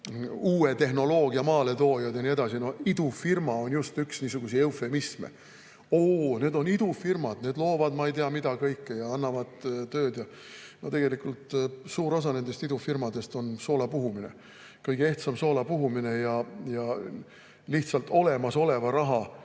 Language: Estonian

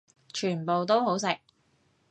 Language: Cantonese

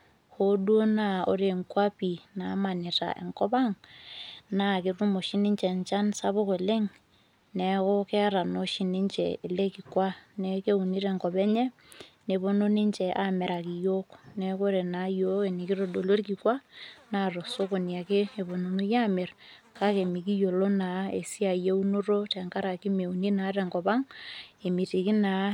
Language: Masai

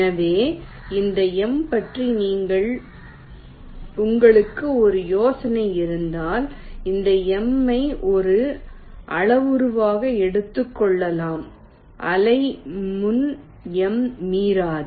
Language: Tamil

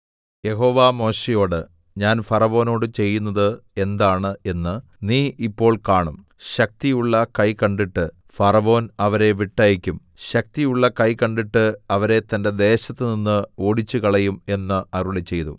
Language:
Malayalam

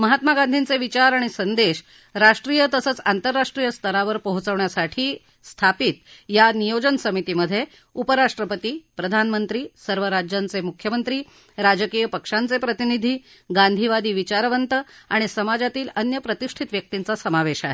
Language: Marathi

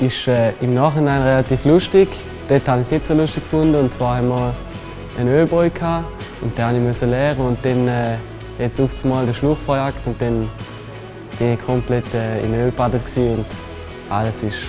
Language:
German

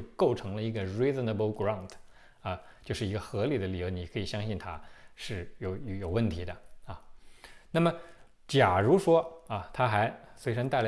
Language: Chinese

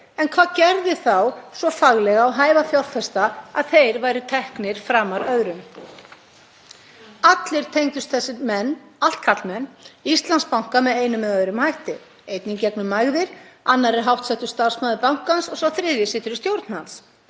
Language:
Icelandic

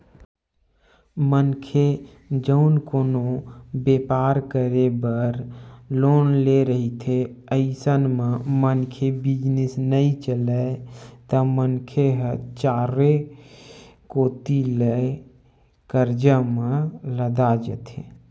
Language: Chhattisgarhi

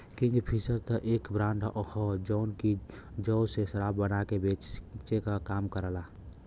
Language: Bhojpuri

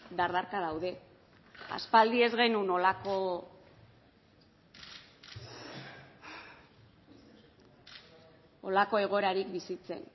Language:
Basque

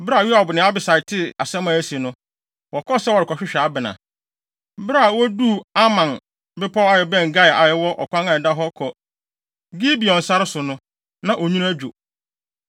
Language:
Akan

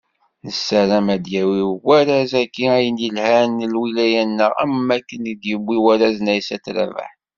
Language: Kabyle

